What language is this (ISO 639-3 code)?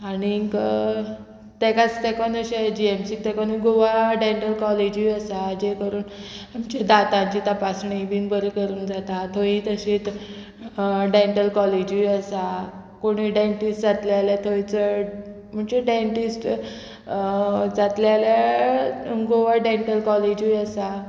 kok